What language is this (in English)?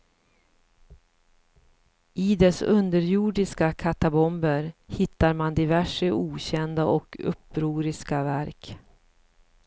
Swedish